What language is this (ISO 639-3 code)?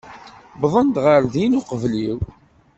kab